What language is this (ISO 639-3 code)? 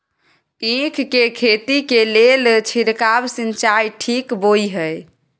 mai